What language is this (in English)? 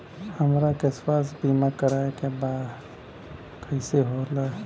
Bhojpuri